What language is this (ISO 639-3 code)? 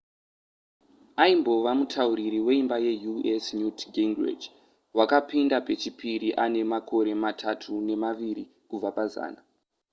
sna